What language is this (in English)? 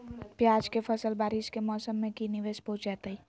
Magahi